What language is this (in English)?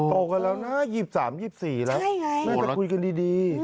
Thai